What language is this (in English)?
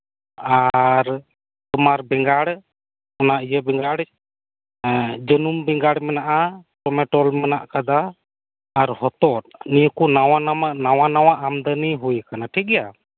Santali